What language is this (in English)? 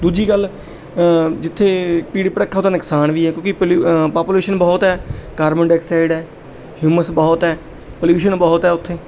Punjabi